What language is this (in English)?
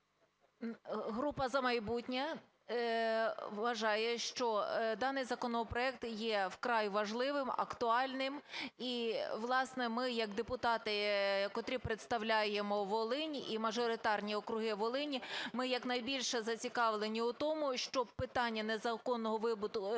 Ukrainian